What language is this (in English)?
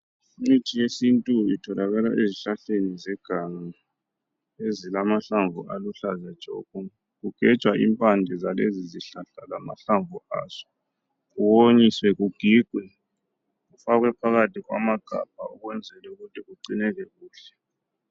North Ndebele